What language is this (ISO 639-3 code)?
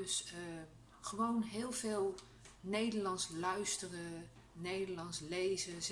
nld